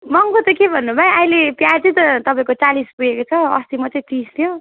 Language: Nepali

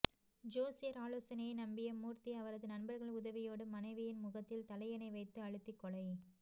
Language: Tamil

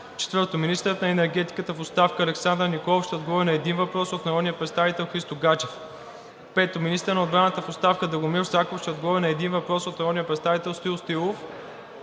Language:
Bulgarian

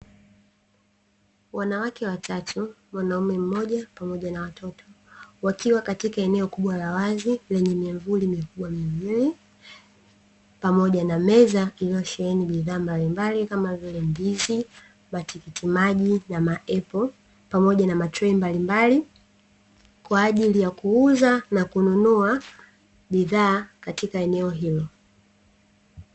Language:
Swahili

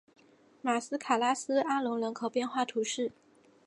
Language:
Chinese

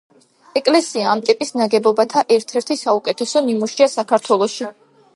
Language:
Georgian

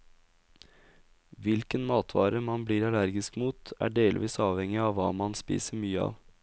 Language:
Norwegian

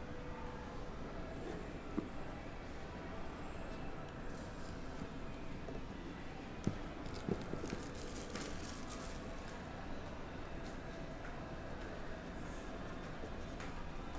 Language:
Indonesian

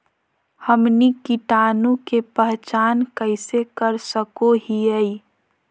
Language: Magahi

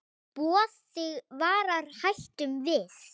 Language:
Icelandic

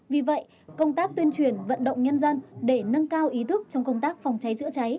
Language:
Vietnamese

